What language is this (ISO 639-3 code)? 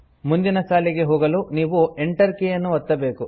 kan